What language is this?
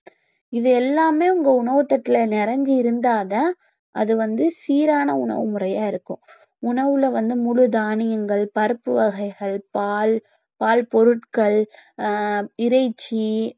Tamil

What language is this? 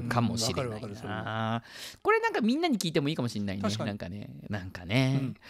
Japanese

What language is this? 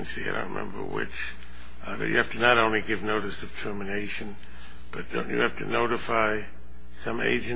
English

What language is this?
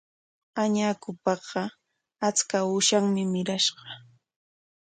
Corongo Ancash Quechua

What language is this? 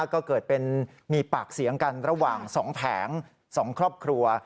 Thai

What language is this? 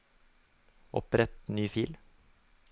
Norwegian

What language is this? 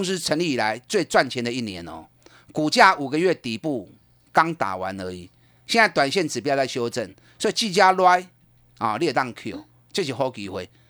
Chinese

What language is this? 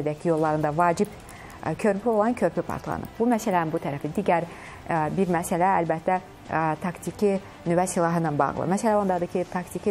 Turkish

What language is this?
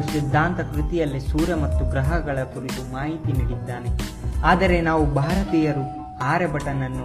Kannada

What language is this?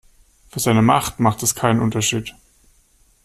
German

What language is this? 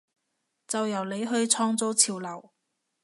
Cantonese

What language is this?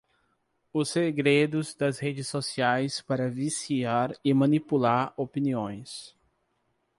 Portuguese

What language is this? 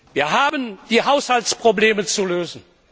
German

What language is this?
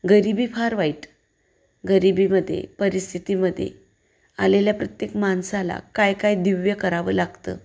Marathi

